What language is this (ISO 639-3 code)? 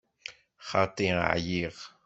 kab